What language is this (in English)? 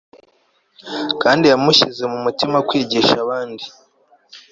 Kinyarwanda